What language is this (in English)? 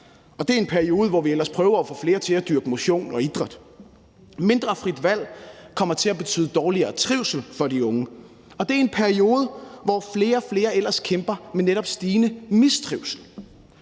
Danish